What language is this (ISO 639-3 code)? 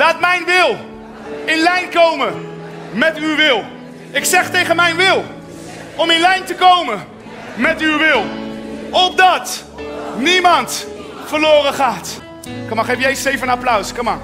nld